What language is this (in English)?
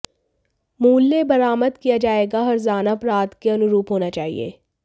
Hindi